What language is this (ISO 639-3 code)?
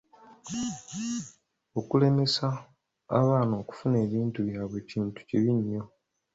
lug